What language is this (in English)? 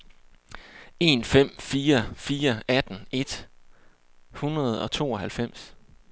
Danish